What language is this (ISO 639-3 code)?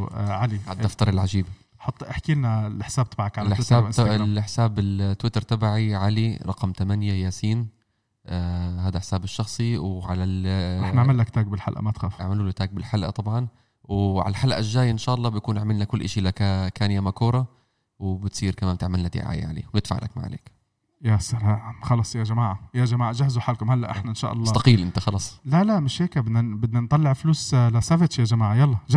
ara